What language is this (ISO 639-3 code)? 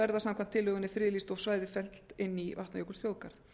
isl